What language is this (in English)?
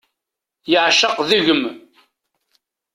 Kabyle